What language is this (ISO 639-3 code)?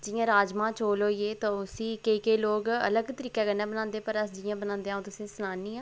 doi